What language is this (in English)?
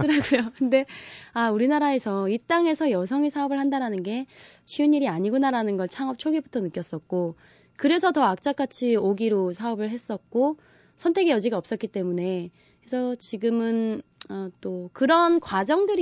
Korean